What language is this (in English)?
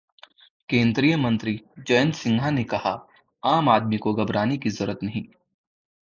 Hindi